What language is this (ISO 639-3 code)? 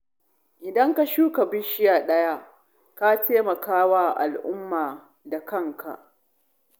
hau